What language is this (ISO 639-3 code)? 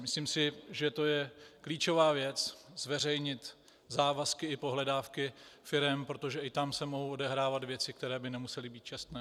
ces